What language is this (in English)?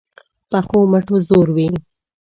Pashto